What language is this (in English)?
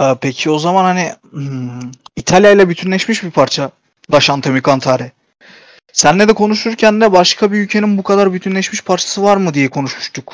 Turkish